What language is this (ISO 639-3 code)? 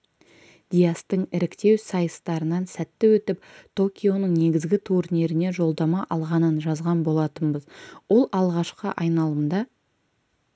kaz